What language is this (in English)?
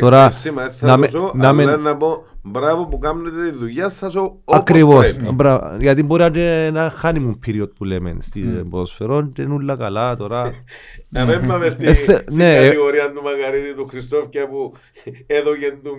Greek